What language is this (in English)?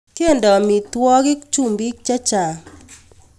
Kalenjin